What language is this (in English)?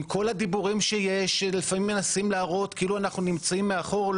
Hebrew